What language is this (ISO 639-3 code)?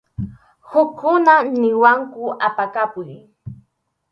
qxu